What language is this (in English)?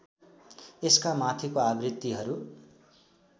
Nepali